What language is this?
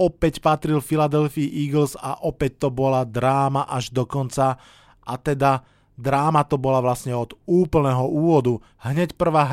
Slovak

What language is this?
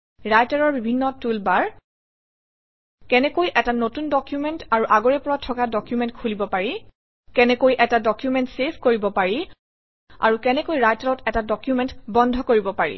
Assamese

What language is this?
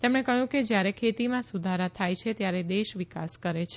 Gujarati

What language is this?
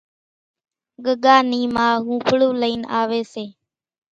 Kachi Koli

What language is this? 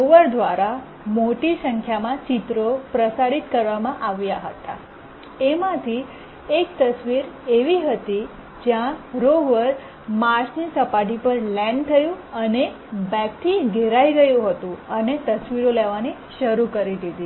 Gujarati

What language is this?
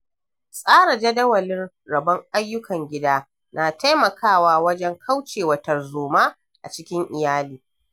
Hausa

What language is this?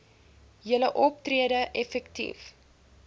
Afrikaans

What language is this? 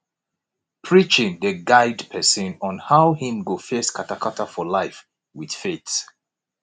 Nigerian Pidgin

